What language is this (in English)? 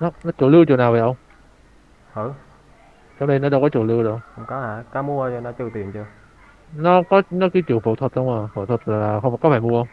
Vietnamese